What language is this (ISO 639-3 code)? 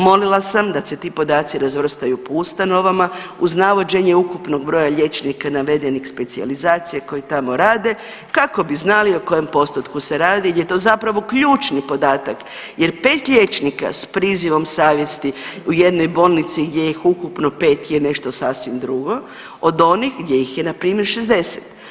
hrv